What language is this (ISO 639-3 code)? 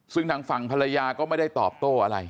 tha